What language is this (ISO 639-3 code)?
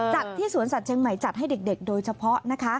tha